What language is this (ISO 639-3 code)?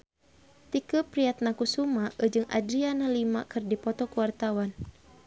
sun